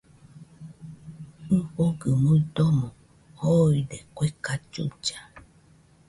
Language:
Nüpode Huitoto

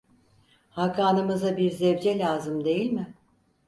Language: Turkish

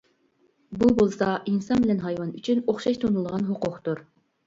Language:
Uyghur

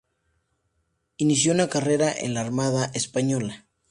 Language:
Spanish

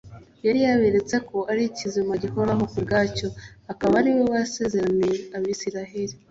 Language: Kinyarwanda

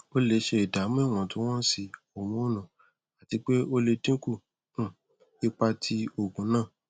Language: Yoruba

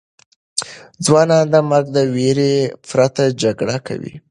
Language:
Pashto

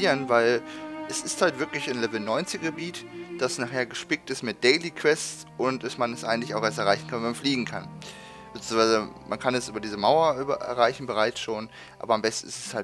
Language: German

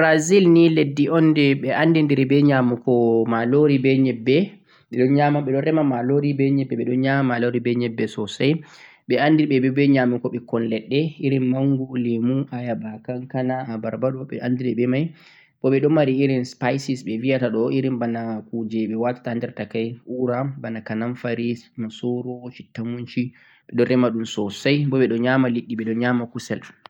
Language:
Central-Eastern Niger Fulfulde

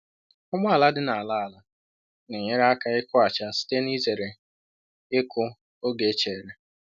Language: Igbo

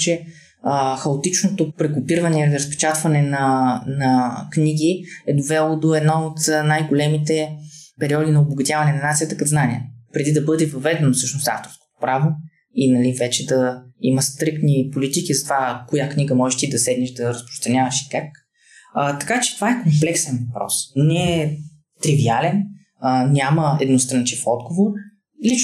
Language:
Bulgarian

